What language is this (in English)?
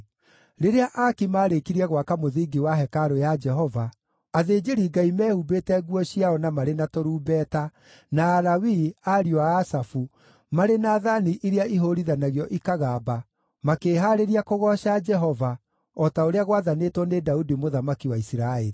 Kikuyu